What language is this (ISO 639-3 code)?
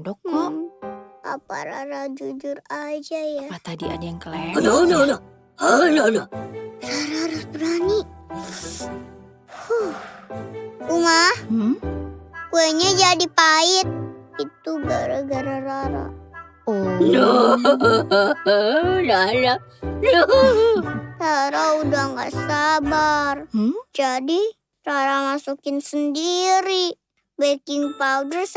ind